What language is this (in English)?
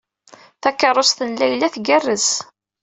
Kabyle